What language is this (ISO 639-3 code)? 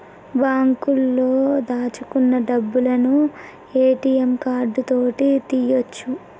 tel